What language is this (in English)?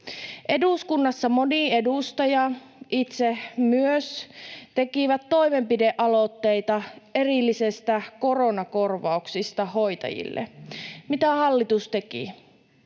Finnish